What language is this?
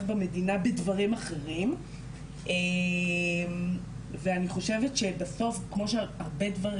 Hebrew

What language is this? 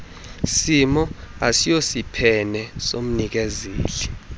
Xhosa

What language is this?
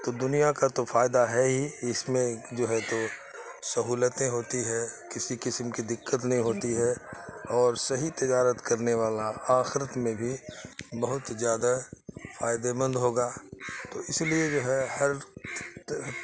Urdu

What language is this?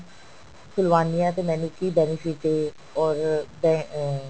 Punjabi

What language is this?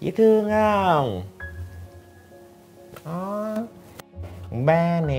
Vietnamese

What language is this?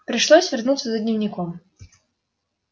Russian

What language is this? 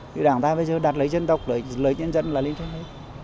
Vietnamese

